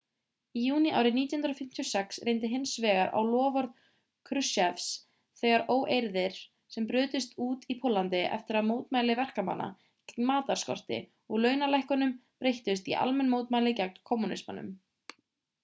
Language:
Icelandic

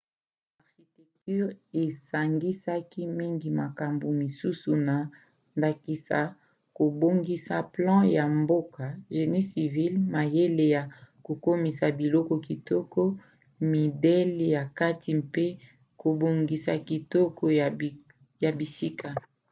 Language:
Lingala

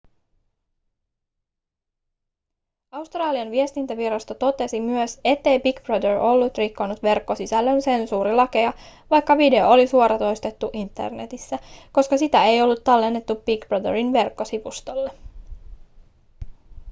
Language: Finnish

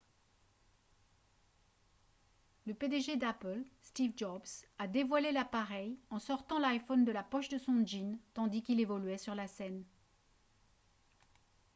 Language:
French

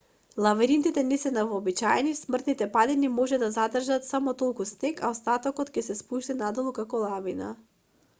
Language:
Macedonian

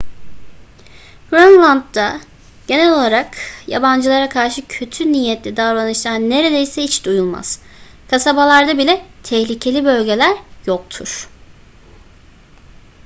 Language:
Turkish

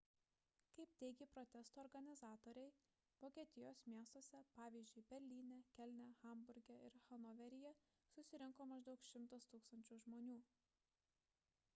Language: Lithuanian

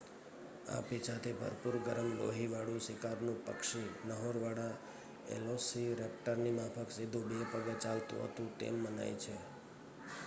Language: Gujarati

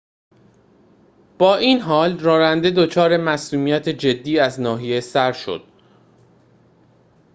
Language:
Persian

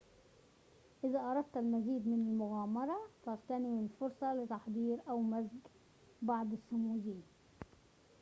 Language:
Arabic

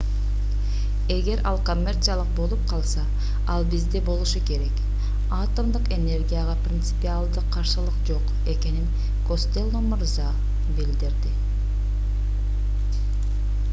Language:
Kyrgyz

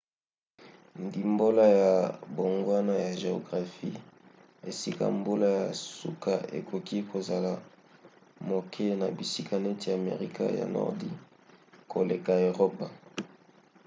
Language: Lingala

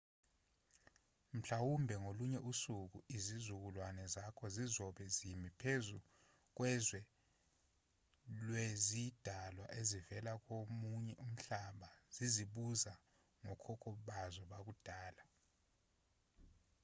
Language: Zulu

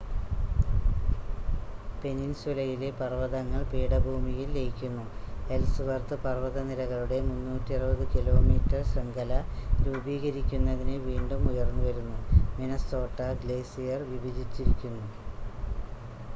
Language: Malayalam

